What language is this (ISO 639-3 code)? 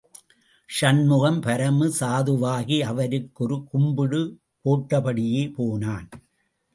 tam